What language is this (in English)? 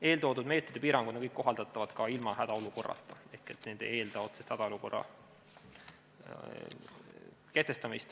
Estonian